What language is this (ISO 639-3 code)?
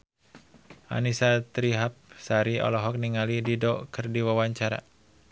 sun